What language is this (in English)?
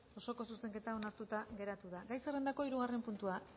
Basque